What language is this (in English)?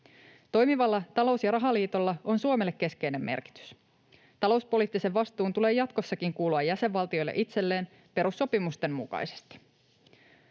Finnish